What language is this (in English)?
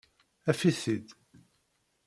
Kabyle